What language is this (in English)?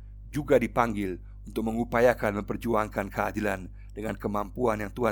Indonesian